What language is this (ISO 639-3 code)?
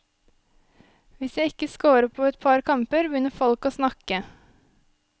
nor